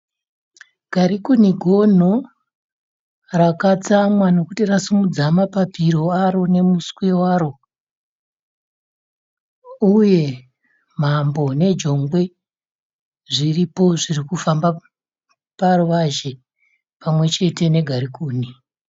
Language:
Shona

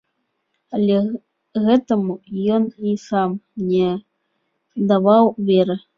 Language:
Belarusian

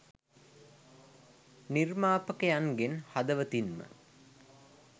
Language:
Sinhala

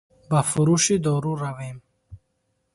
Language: Tajik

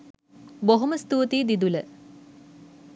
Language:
Sinhala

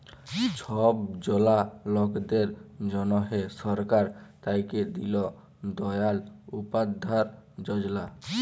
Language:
Bangla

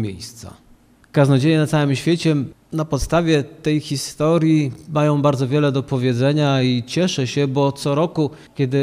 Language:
Polish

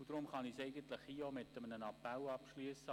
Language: Swiss German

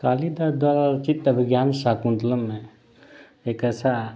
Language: Hindi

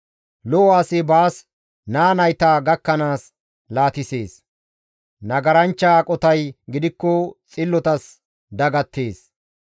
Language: Gamo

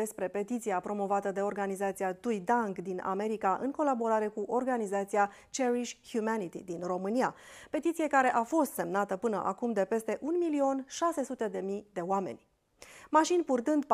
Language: Romanian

